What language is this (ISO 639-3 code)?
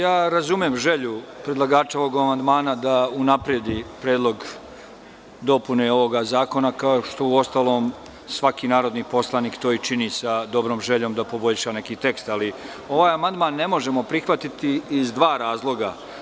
srp